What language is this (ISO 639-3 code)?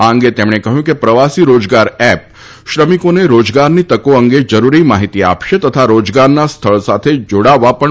guj